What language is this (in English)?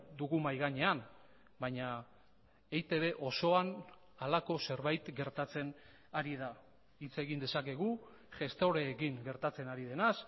Basque